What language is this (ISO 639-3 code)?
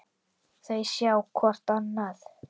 isl